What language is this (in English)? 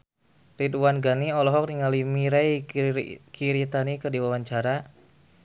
Sundanese